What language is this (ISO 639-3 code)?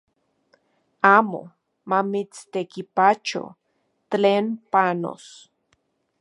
ncx